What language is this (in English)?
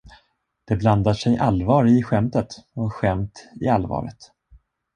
Swedish